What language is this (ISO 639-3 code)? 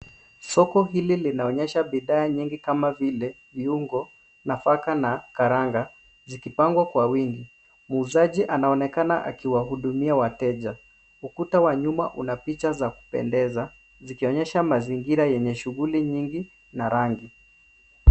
swa